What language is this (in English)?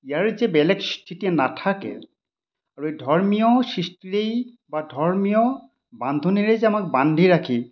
Assamese